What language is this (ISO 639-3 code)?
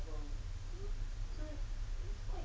eng